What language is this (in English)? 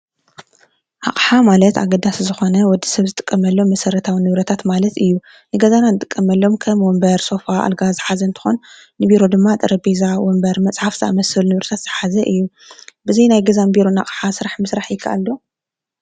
Tigrinya